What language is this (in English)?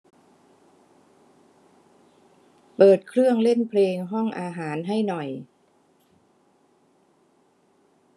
Thai